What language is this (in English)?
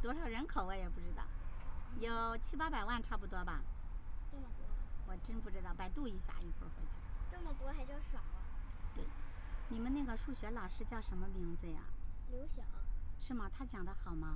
Chinese